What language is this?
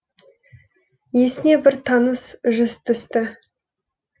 Kazakh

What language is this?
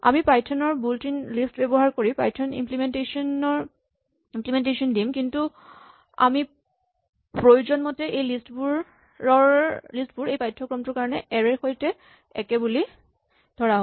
Assamese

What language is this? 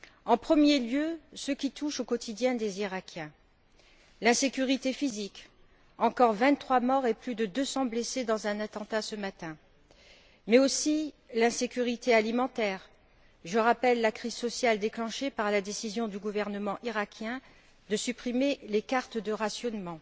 French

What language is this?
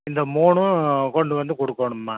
Tamil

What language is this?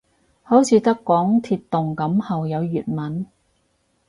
Cantonese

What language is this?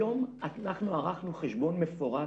Hebrew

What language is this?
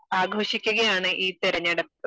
Malayalam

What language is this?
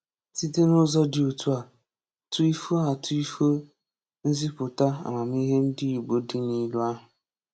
Igbo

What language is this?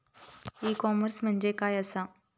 Marathi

